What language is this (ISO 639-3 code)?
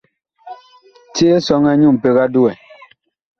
bkh